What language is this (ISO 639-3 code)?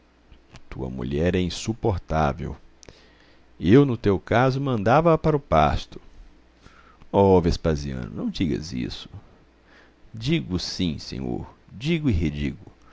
por